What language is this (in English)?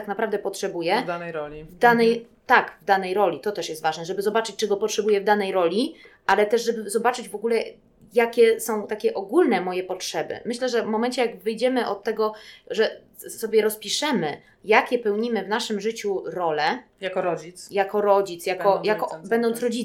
Polish